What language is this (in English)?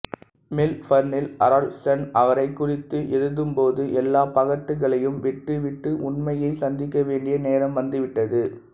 Tamil